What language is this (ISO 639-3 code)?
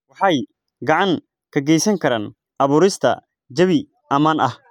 som